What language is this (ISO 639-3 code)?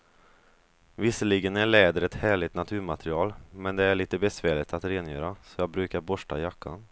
swe